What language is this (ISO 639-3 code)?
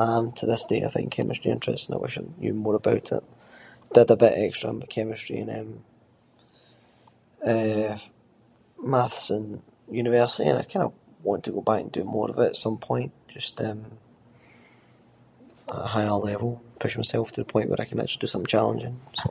sco